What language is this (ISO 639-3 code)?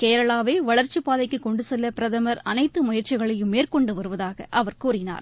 tam